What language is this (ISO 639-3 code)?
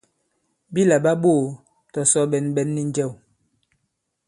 abb